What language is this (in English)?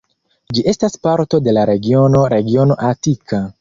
Esperanto